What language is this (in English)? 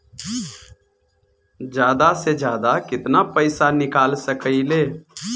Bhojpuri